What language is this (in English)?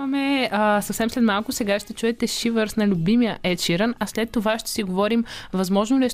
Bulgarian